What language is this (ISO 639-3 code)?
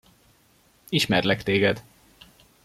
hun